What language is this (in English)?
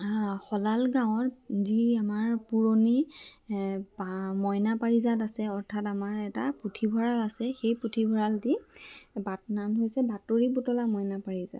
Assamese